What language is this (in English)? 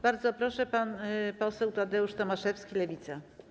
Polish